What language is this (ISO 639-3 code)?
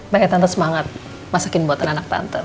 ind